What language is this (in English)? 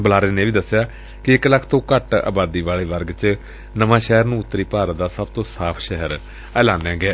Punjabi